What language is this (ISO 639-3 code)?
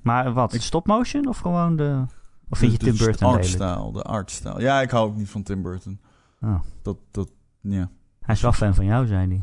nld